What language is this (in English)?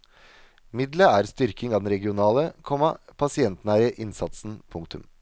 Norwegian